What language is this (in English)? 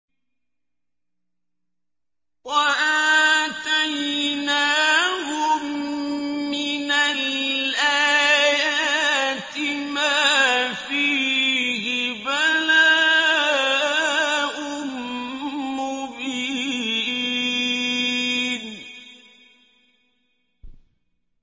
Arabic